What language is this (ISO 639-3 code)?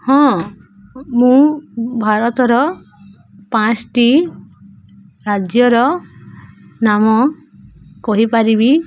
ori